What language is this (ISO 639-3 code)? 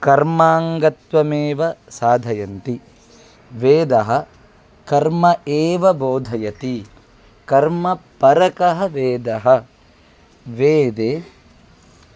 san